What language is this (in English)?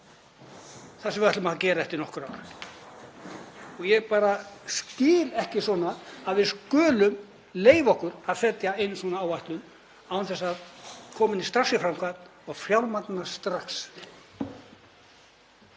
Icelandic